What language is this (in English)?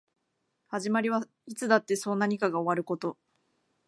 Japanese